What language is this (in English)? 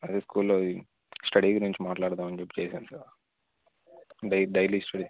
Telugu